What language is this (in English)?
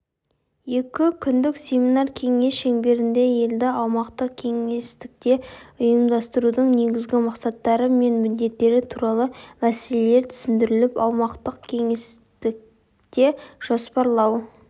Kazakh